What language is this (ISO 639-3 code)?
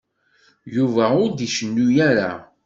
kab